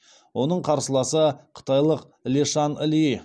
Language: Kazakh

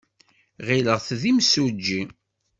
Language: Kabyle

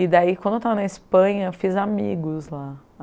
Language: Portuguese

